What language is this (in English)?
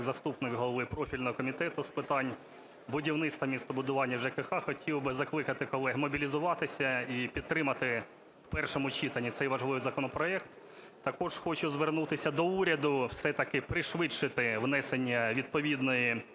Ukrainian